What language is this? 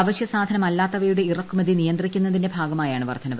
Malayalam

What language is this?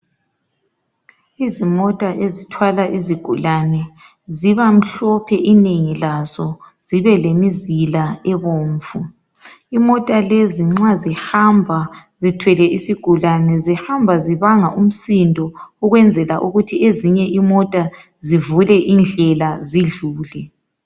North Ndebele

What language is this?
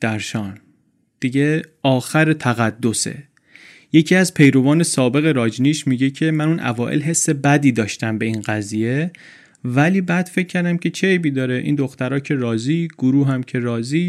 Persian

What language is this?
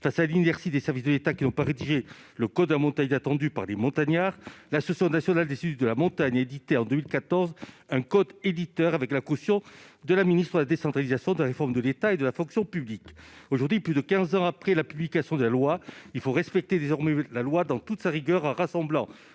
French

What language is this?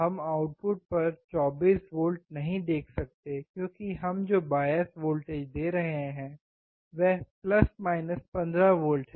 Hindi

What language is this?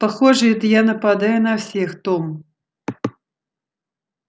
Russian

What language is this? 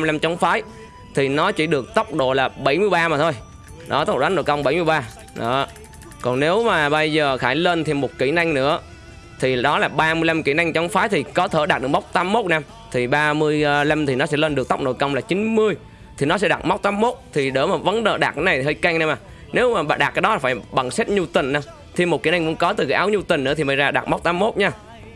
Vietnamese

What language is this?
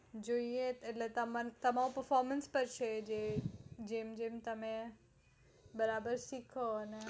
Gujarati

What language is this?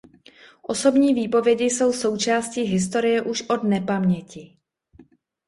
Czech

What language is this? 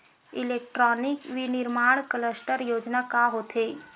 Chhattisgarhi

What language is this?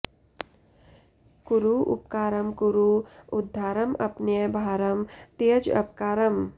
Sanskrit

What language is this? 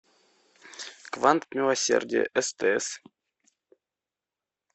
Russian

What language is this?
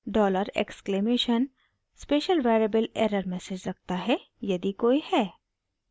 Hindi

